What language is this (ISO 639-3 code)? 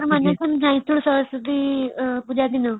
ori